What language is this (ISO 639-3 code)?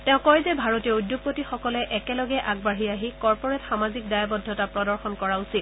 asm